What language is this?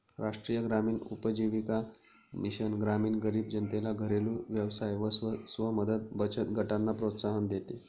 Marathi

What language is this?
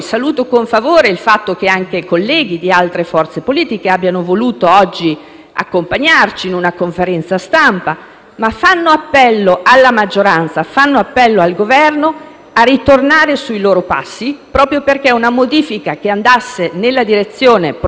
Italian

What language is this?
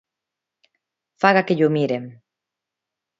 Galician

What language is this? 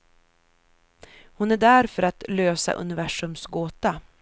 Swedish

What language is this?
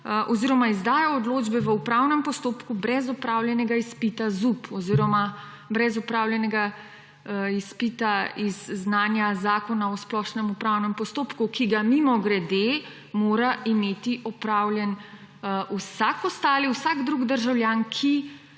Slovenian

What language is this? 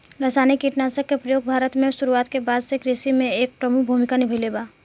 Bhojpuri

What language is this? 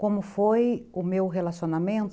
Portuguese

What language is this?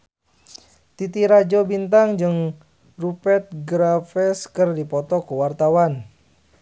Sundanese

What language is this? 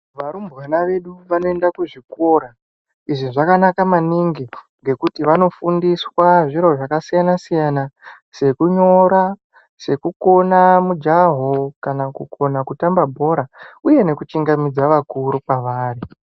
Ndau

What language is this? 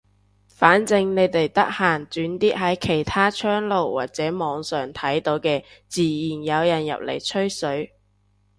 Cantonese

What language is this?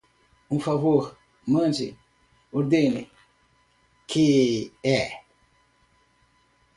Portuguese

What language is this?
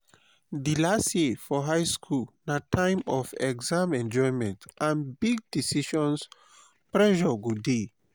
Nigerian Pidgin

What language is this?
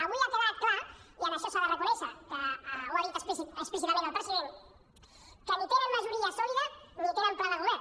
Catalan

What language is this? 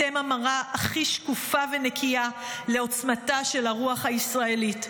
Hebrew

